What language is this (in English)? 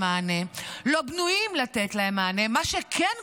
Hebrew